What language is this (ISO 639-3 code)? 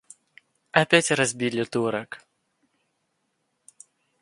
rus